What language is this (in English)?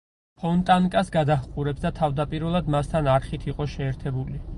Georgian